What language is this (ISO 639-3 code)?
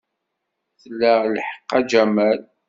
kab